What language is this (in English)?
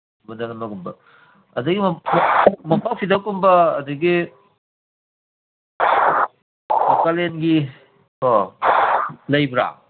Manipuri